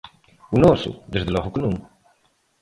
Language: Galician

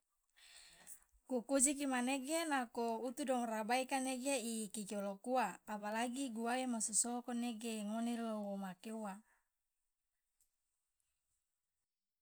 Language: Loloda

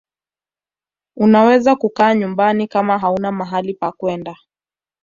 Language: Swahili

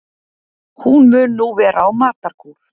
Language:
Icelandic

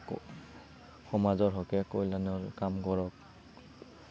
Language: Assamese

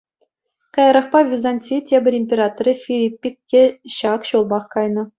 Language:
Chuvash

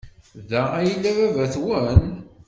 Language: Kabyle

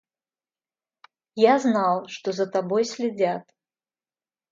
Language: Russian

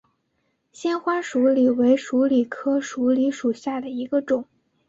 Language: Chinese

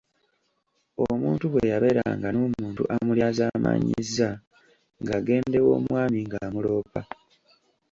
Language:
Ganda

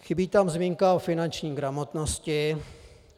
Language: Czech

